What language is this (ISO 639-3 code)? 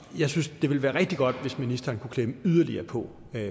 dan